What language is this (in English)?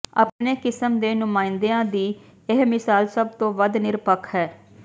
Punjabi